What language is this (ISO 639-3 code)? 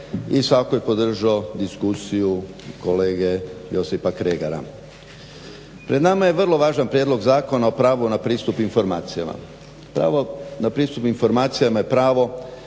hrv